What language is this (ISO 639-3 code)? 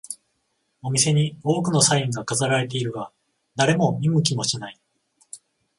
jpn